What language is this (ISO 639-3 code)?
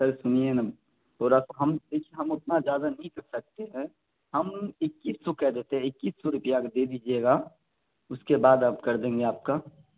urd